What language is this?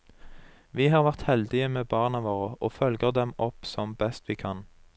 Norwegian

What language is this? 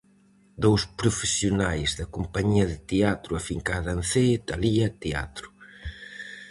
Galician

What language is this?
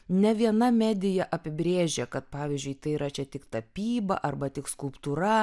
Lithuanian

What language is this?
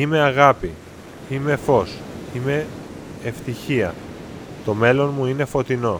Greek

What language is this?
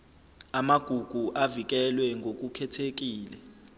Zulu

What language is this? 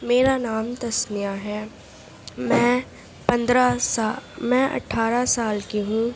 Urdu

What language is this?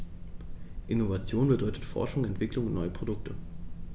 German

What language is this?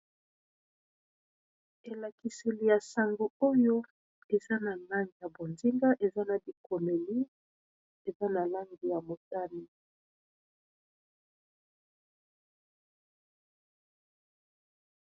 Lingala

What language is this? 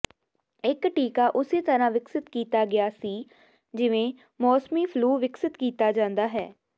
Punjabi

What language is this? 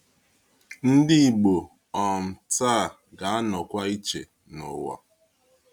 Igbo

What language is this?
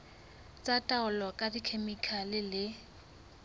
Southern Sotho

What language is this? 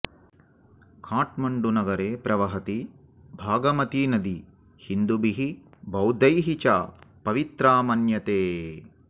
Sanskrit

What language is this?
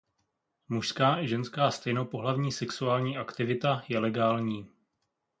Czech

